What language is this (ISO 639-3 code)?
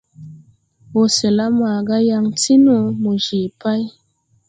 tui